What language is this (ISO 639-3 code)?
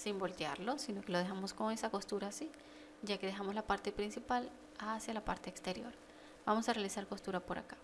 spa